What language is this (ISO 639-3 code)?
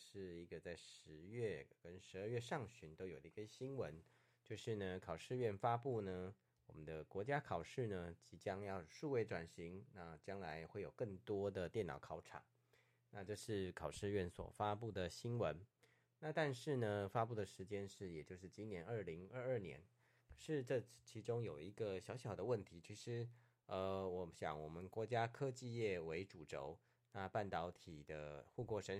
zho